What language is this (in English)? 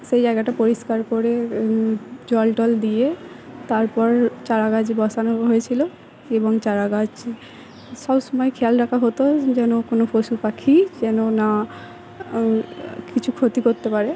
Bangla